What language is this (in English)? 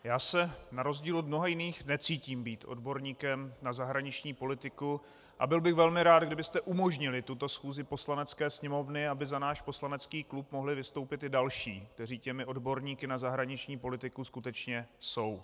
Czech